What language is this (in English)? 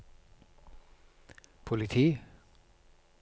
Norwegian